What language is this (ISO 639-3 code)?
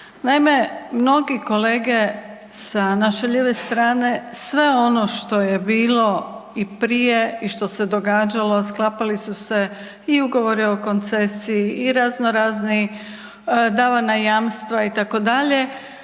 hrv